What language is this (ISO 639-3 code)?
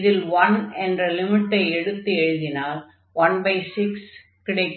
tam